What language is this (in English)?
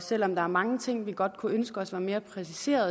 Danish